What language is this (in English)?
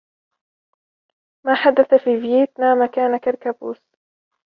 Arabic